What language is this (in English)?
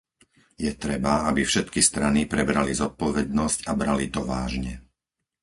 Slovak